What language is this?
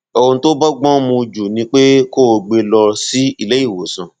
Yoruba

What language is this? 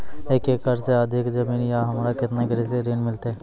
Maithili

